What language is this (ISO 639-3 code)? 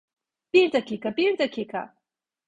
tur